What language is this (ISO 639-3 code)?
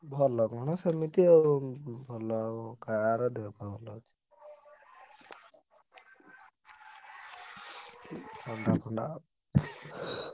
ori